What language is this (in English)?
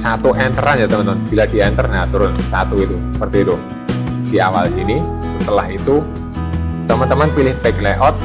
Indonesian